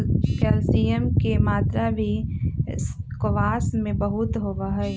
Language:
Magahi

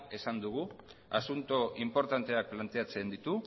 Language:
Basque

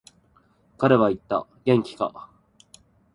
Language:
Japanese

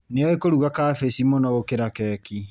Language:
Kikuyu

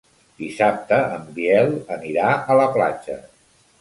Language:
Catalan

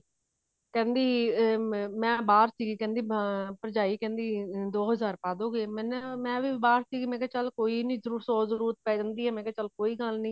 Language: Punjabi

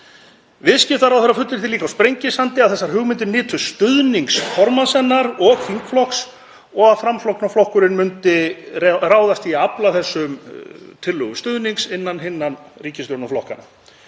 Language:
Icelandic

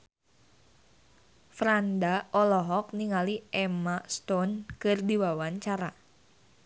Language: Sundanese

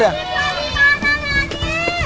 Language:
Indonesian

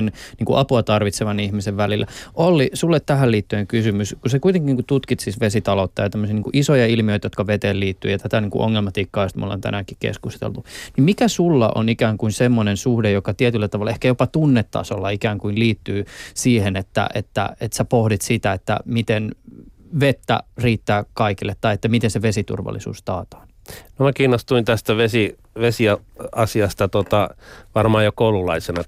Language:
Finnish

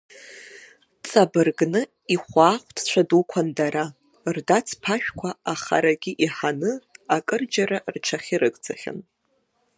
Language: Abkhazian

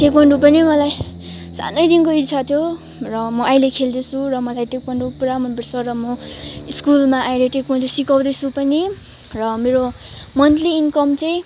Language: Nepali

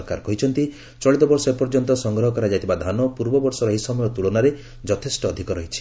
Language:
Odia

